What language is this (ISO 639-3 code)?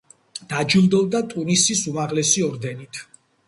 kat